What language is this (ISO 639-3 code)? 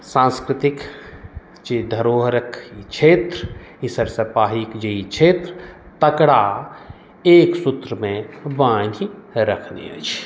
mai